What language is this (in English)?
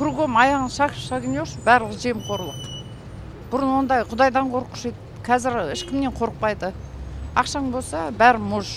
Russian